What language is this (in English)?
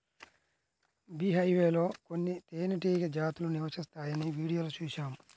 Telugu